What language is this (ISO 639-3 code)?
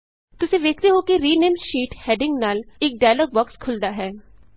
pan